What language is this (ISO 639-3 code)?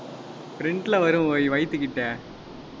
tam